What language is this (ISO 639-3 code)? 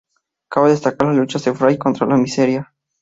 spa